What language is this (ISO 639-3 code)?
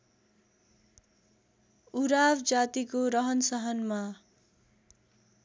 nep